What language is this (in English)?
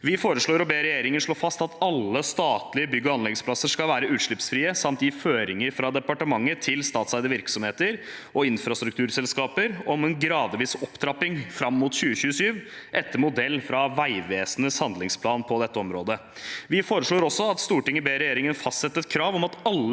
Norwegian